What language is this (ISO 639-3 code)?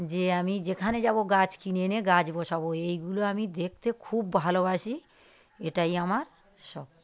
ben